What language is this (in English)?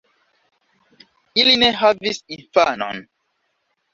Esperanto